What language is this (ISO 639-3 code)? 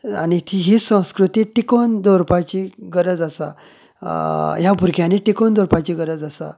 kok